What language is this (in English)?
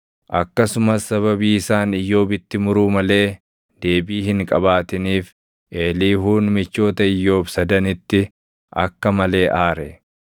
Oromo